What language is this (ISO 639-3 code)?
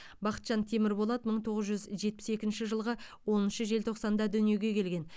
kaz